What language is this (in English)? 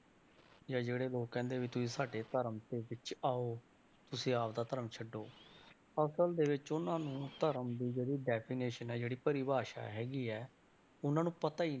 Punjabi